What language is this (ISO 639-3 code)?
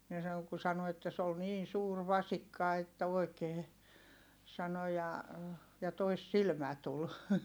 fin